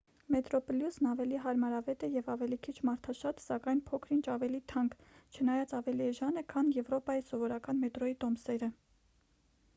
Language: Armenian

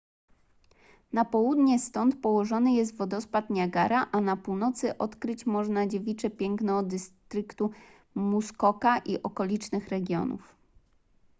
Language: Polish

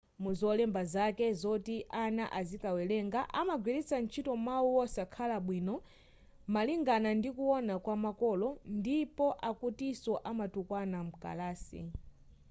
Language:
Nyanja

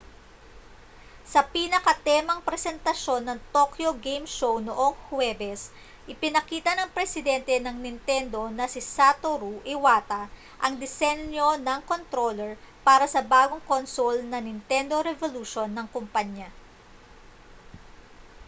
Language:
Filipino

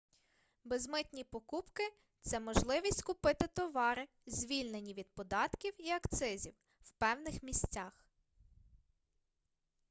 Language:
Ukrainian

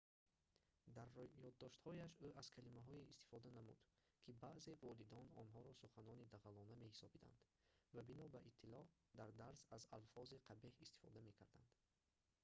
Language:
Tajik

